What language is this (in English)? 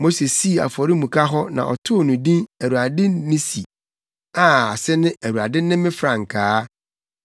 Akan